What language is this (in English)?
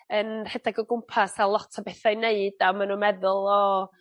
Welsh